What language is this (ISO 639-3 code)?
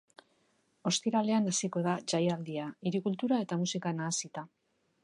eus